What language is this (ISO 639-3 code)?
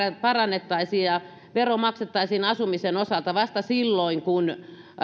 fin